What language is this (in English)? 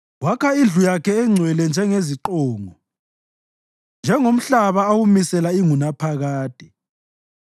North Ndebele